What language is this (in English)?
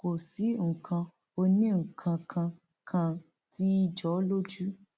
Yoruba